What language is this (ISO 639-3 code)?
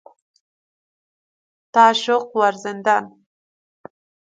fas